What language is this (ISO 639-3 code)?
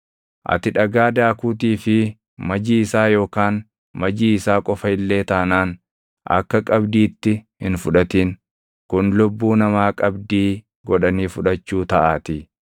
orm